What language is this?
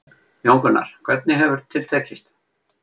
Icelandic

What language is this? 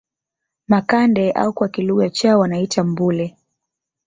Swahili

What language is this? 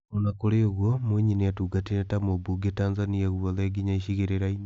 Kikuyu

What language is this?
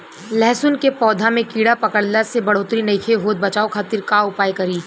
Bhojpuri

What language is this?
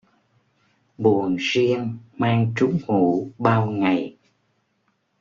Vietnamese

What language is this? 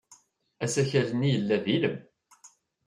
Kabyle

